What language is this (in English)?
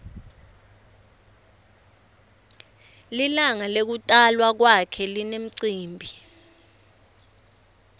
Swati